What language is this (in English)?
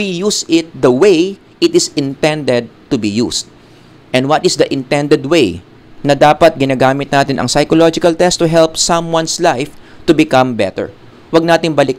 Filipino